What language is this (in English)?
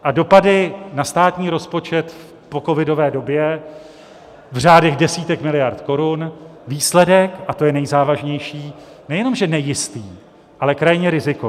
Czech